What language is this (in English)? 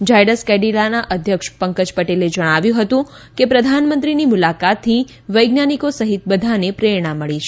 Gujarati